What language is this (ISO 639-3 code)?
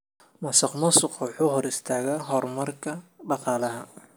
som